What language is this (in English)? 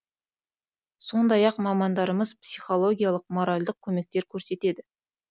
Kazakh